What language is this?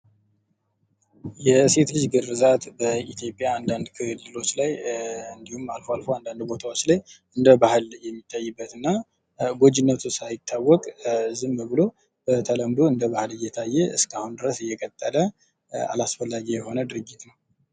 Amharic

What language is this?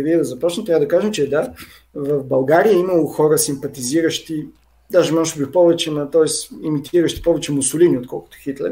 Bulgarian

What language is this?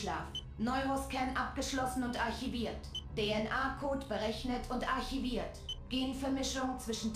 German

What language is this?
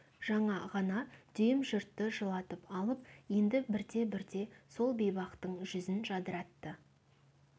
Kazakh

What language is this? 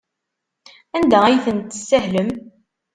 Kabyle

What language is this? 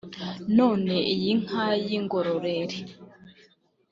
Kinyarwanda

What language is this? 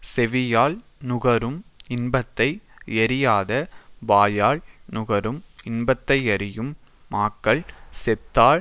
Tamil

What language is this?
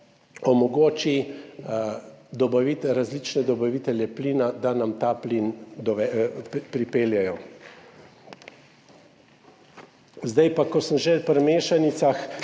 Slovenian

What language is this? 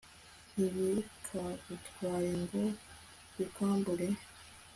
Kinyarwanda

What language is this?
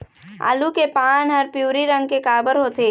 Chhattisgarhi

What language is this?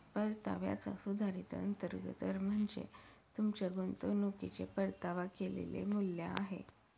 Marathi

